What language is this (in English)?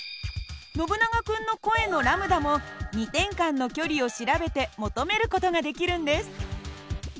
Japanese